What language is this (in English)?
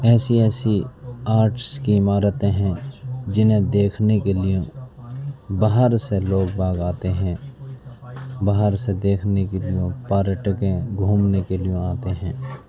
Urdu